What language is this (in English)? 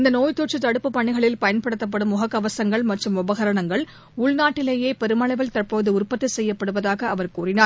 Tamil